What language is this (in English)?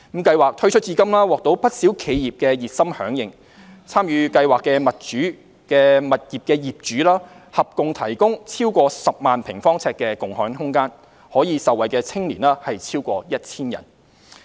Cantonese